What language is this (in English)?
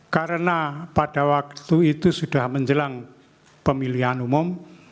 Indonesian